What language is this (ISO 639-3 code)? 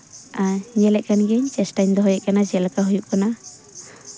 sat